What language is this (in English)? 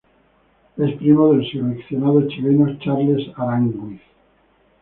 Spanish